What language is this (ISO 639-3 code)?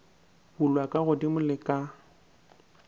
nso